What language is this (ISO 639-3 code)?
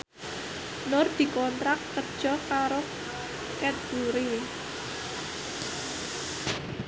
jav